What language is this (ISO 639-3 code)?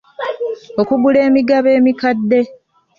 lug